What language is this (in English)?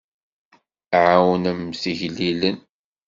Kabyle